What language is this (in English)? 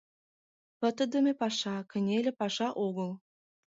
Mari